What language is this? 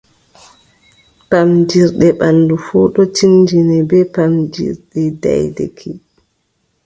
Adamawa Fulfulde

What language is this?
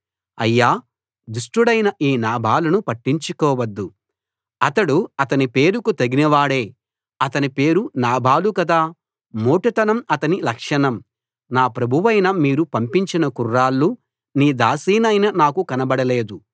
Telugu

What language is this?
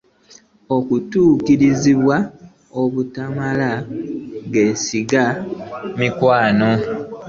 Ganda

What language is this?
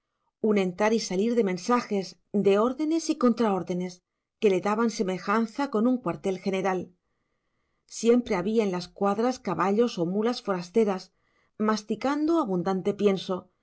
Spanish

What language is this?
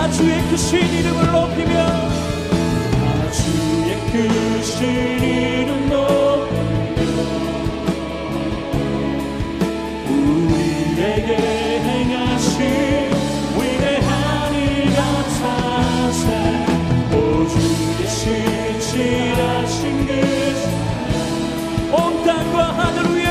Korean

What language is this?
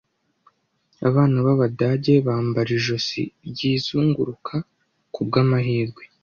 Kinyarwanda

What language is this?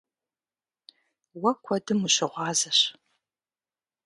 Kabardian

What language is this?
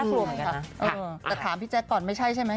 Thai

